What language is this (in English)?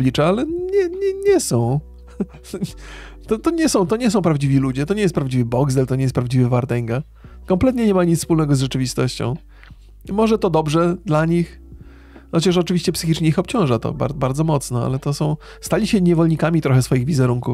Polish